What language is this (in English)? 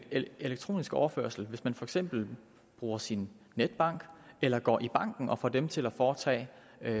Danish